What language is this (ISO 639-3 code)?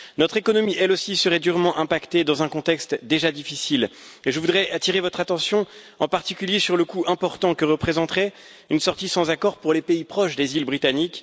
fra